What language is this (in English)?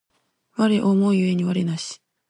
Japanese